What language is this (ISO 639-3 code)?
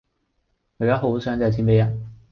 yue